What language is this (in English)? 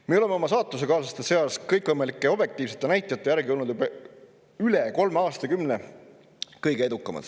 Estonian